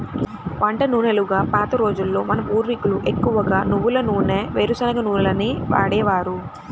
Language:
Telugu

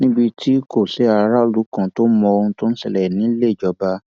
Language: Yoruba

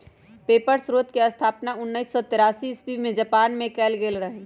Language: Magahi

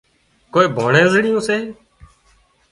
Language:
Wadiyara Koli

